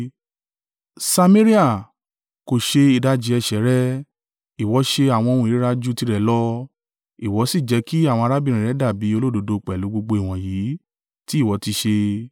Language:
Yoruba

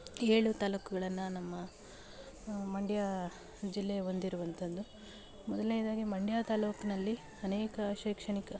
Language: Kannada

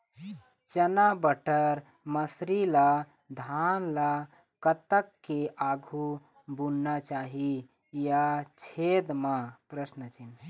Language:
Chhattisgarhi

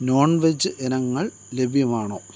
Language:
Malayalam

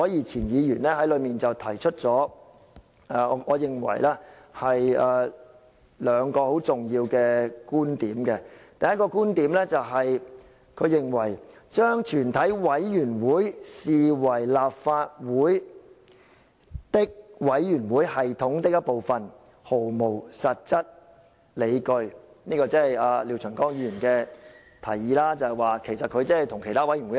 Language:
Cantonese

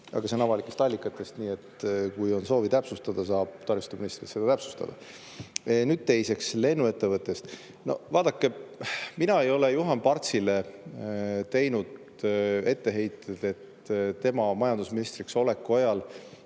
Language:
Estonian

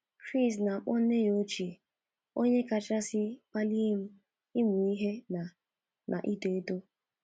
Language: Igbo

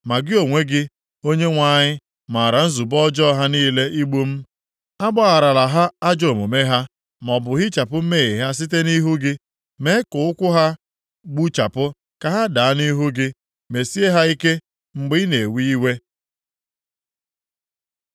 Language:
Igbo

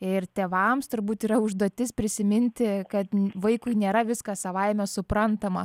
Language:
Lithuanian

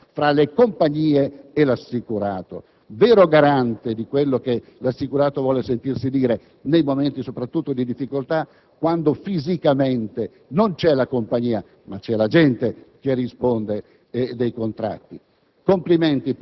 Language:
Italian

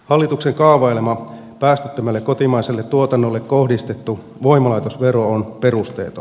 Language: Finnish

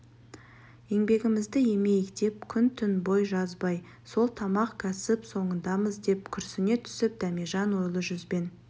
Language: Kazakh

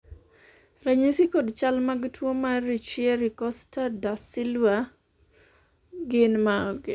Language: Luo (Kenya and Tanzania)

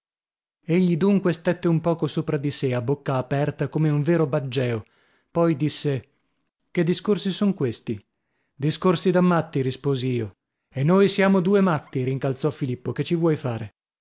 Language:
Italian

